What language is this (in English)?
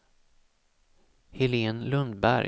Swedish